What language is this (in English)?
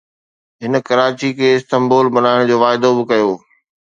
Sindhi